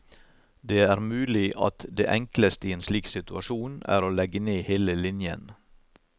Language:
Norwegian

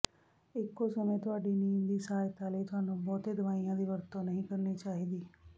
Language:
Punjabi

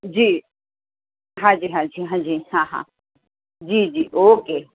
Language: Gujarati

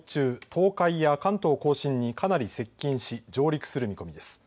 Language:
Japanese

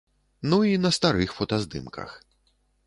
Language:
Belarusian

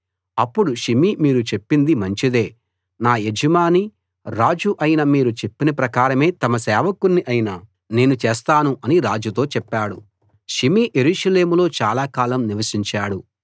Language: Telugu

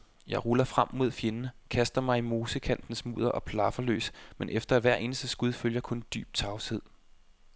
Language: Danish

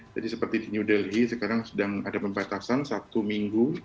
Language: Indonesian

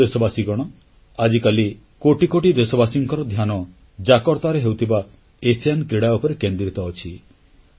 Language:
Odia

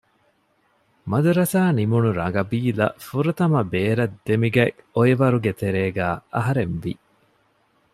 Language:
Divehi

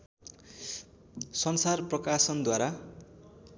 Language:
Nepali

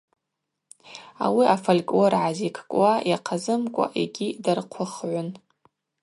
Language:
Abaza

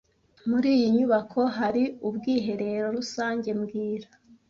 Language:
Kinyarwanda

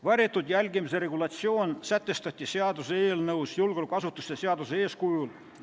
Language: Estonian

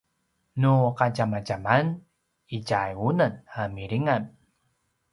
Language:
Paiwan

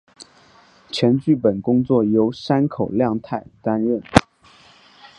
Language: Chinese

